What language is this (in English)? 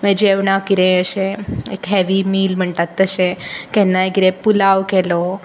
Konkani